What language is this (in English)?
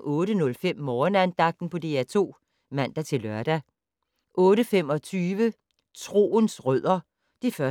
Danish